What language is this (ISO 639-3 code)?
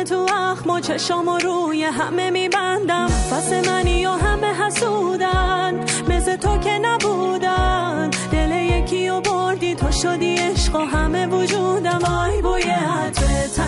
fas